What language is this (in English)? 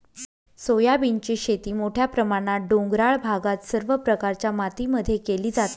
Marathi